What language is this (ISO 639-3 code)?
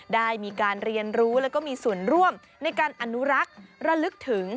tha